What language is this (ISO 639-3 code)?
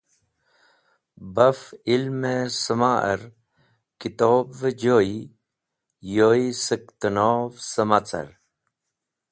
wbl